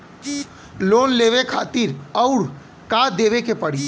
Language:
Bhojpuri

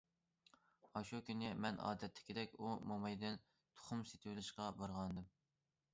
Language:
Uyghur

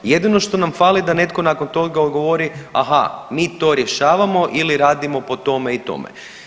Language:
Croatian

